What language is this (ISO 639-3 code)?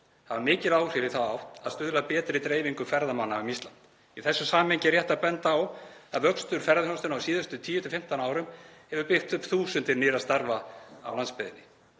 isl